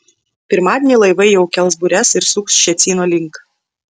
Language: Lithuanian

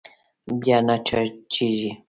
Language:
Pashto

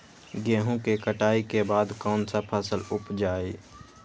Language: Magahi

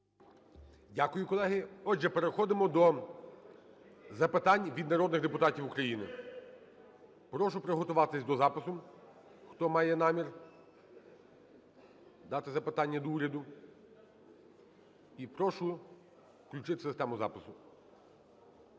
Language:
Ukrainian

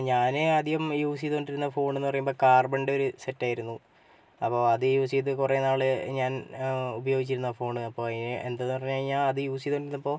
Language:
Malayalam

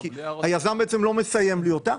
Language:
Hebrew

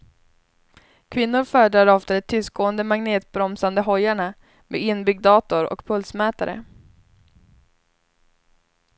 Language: Swedish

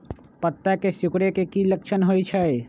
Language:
Magahi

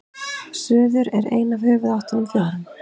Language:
Icelandic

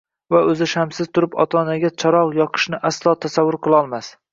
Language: Uzbek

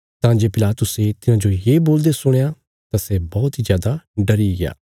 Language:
Bilaspuri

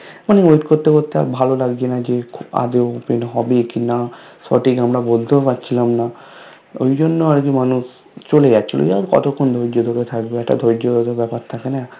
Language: Bangla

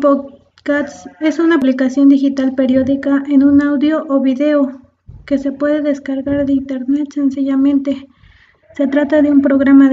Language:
Spanish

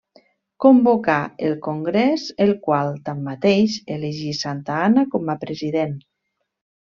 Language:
Catalan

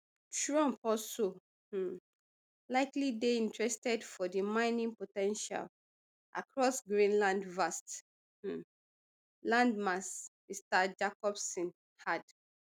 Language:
Nigerian Pidgin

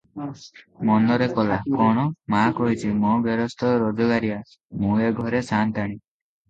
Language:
Odia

